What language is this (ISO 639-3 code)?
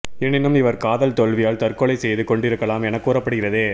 tam